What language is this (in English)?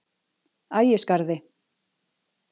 Icelandic